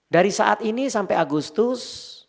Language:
Indonesian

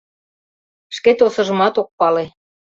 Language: Mari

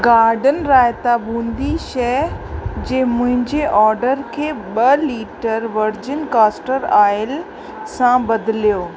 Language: Sindhi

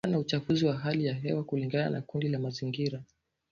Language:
Swahili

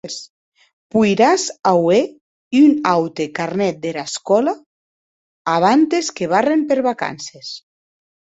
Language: Occitan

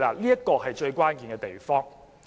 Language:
Cantonese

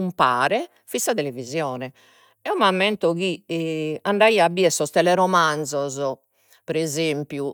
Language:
Sardinian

